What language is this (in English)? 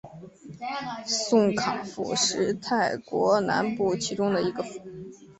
Chinese